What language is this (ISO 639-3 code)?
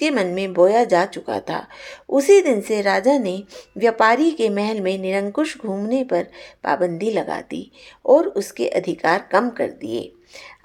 hin